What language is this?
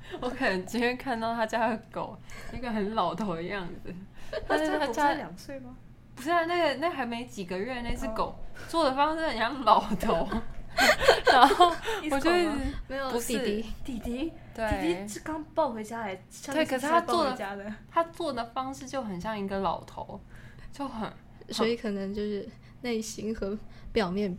Chinese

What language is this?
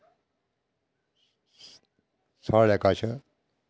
Dogri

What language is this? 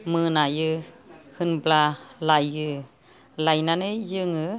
Bodo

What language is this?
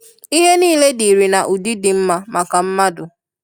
Igbo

